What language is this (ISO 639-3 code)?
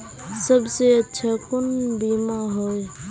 mag